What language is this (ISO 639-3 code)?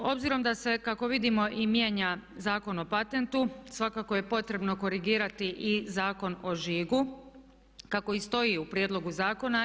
hrv